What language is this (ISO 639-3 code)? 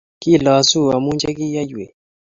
kln